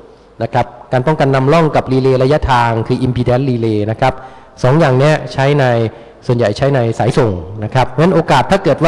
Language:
Thai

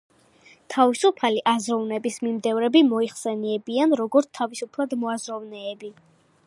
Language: Georgian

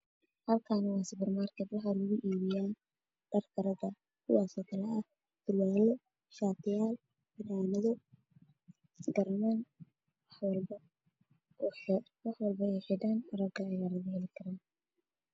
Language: Somali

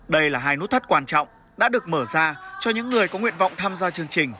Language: Vietnamese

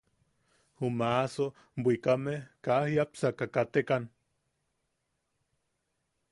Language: Yaqui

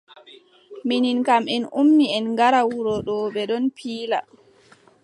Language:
Adamawa Fulfulde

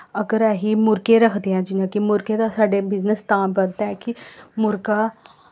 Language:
Dogri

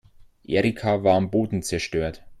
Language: German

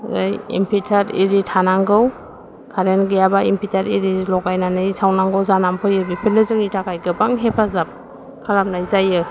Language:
Bodo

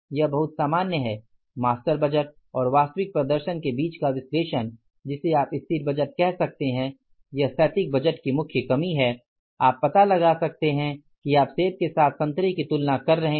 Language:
Hindi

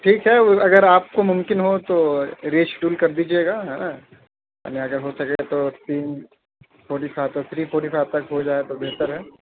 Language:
Urdu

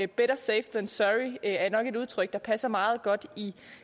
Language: Danish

